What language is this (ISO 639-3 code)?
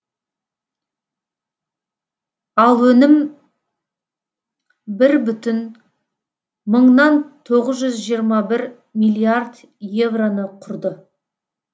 kaz